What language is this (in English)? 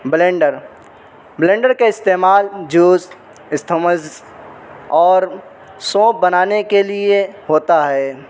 Urdu